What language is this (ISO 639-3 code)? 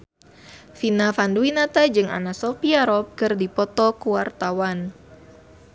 sun